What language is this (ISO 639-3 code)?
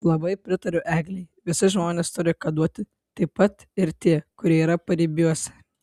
lit